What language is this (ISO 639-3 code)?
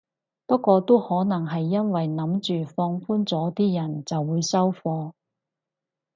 yue